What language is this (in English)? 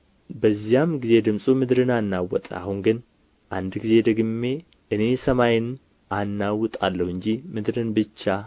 Amharic